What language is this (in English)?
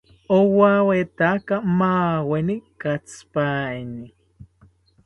South Ucayali Ashéninka